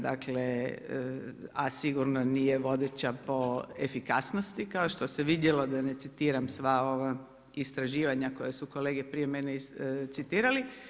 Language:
Croatian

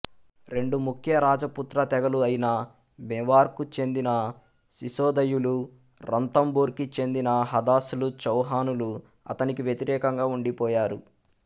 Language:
Telugu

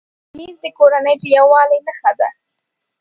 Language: Pashto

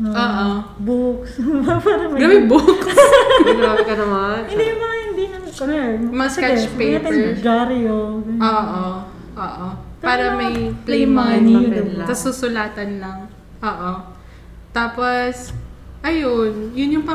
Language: Filipino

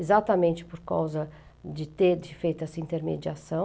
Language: Portuguese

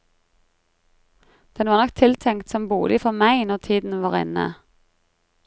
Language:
Norwegian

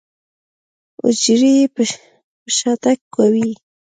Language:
Pashto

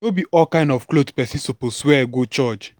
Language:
Nigerian Pidgin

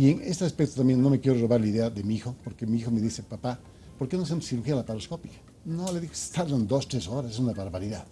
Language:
Spanish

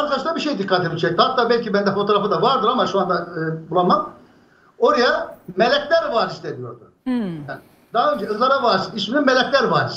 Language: Turkish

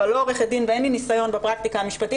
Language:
Hebrew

